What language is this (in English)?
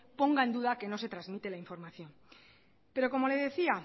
Spanish